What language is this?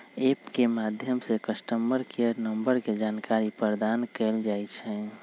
Magahi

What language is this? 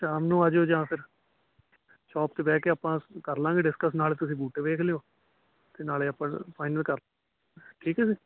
Punjabi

